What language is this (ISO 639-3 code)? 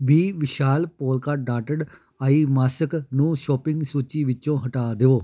pan